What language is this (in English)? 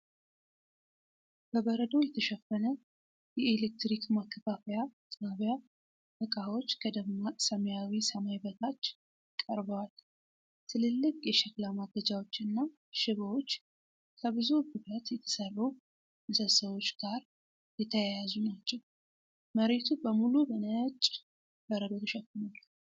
Amharic